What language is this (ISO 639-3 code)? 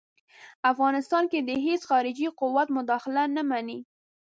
pus